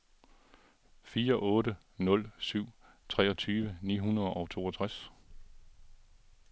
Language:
Danish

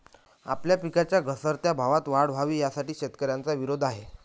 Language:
Marathi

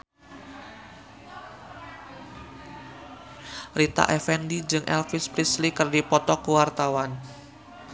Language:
Sundanese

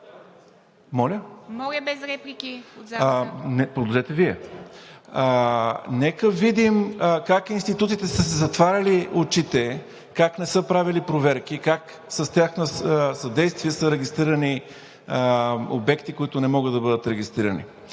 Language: Bulgarian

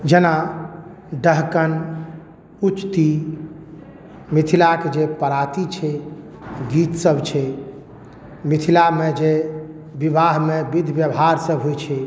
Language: Maithili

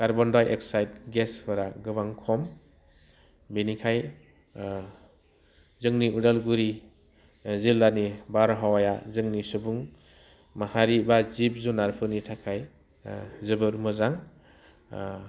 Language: Bodo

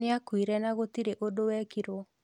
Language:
Kikuyu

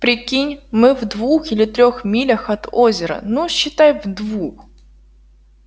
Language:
Russian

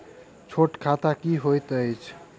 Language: Maithili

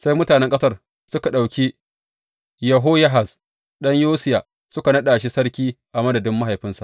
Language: Hausa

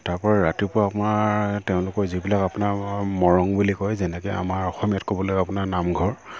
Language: Assamese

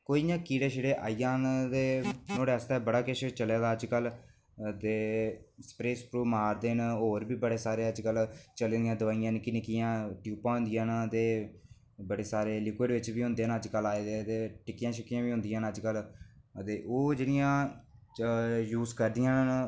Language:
Dogri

